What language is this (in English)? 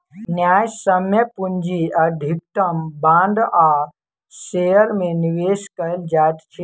Maithili